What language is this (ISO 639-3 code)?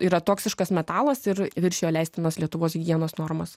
lit